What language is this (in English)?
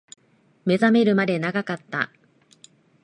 Japanese